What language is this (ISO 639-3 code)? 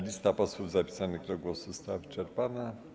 pol